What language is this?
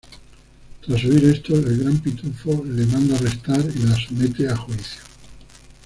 Spanish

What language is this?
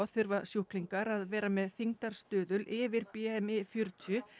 Icelandic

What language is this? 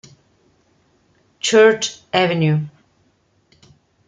Italian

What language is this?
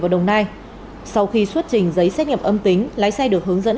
Vietnamese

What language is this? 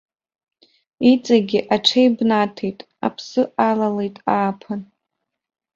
Abkhazian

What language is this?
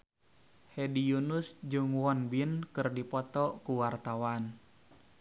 Sundanese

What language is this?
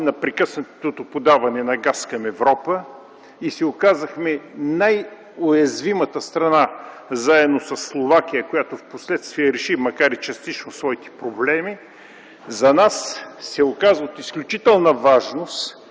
Bulgarian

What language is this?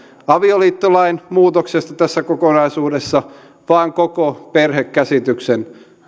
Finnish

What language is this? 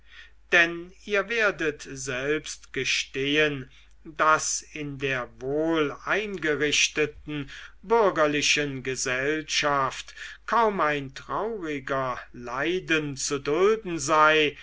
German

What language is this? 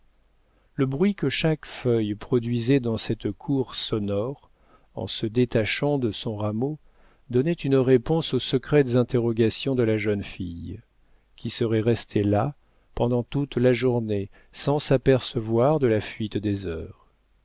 French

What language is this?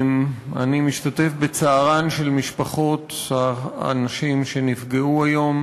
Hebrew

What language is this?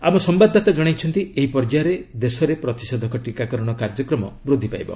Odia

